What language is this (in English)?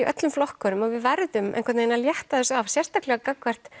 Icelandic